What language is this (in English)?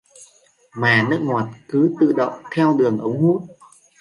Vietnamese